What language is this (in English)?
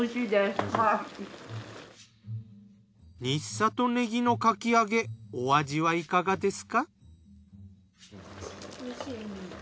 Japanese